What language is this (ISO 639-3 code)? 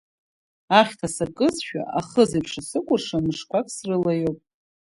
abk